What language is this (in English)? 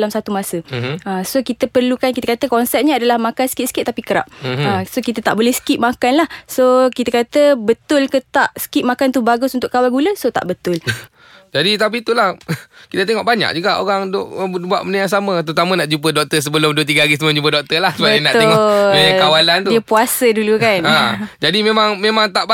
Malay